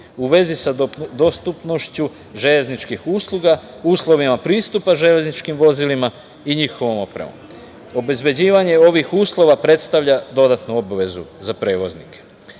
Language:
Serbian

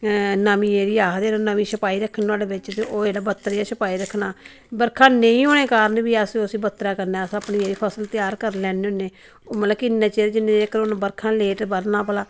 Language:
Dogri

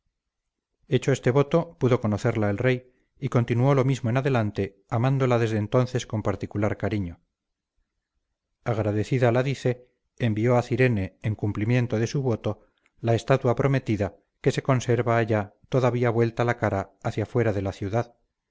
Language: Spanish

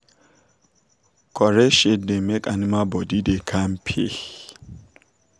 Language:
Nigerian Pidgin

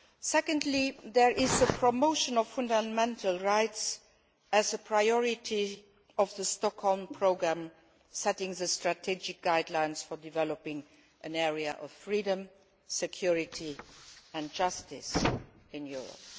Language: English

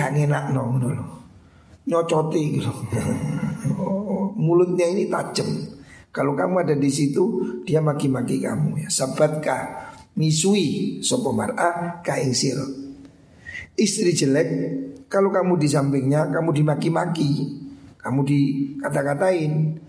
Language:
Indonesian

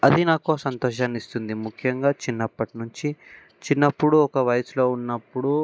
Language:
Telugu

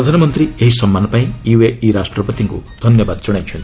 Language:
Odia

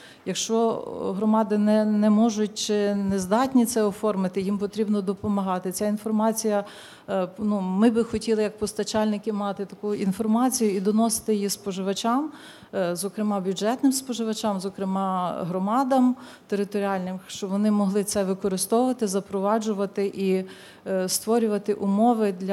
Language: Ukrainian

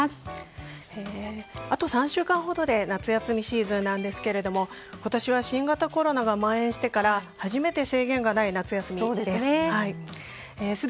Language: Japanese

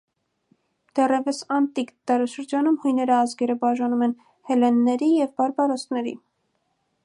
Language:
Armenian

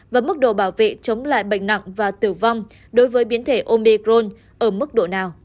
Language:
Vietnamese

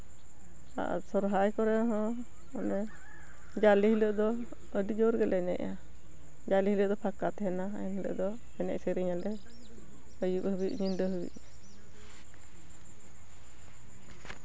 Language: Santali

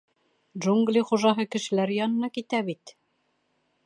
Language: Bashkir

